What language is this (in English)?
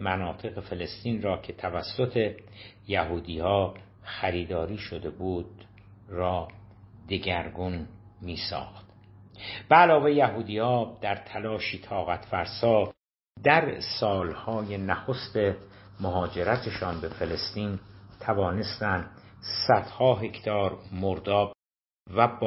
Persian